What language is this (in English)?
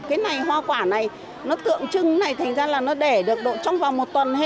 Vietnamese